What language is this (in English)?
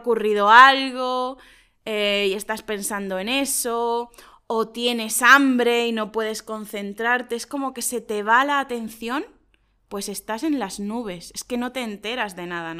Spanish